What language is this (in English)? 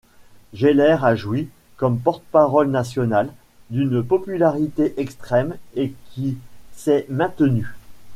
French